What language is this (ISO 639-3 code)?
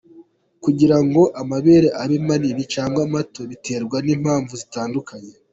kin